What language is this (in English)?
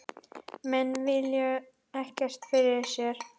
Icelandic